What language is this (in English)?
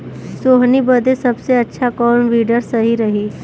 Bhojpuri